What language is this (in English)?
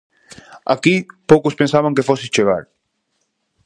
Galician